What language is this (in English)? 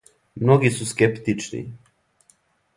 Serbian